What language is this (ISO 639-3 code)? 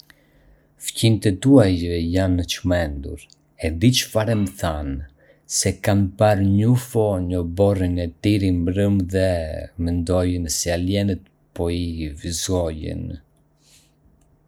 aae